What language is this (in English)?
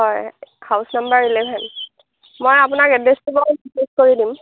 Assamese